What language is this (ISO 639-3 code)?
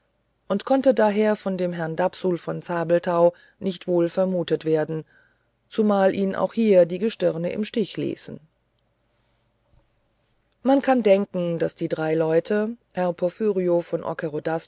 deu